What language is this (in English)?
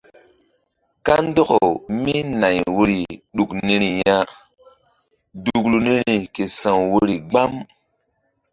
Mbum